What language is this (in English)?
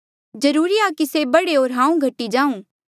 Mandeali